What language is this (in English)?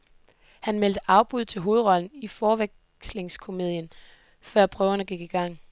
Danish